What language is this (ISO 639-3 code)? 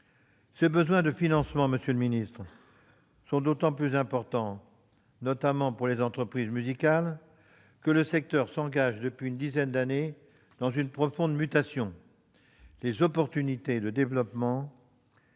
fra